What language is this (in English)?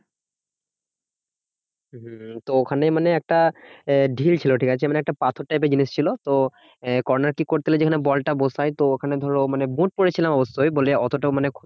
Bangla